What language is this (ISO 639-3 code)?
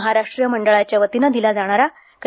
mar